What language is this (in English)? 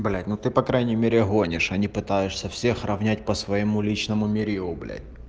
Russian